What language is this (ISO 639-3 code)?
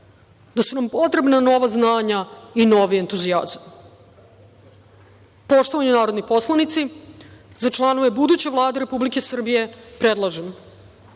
srp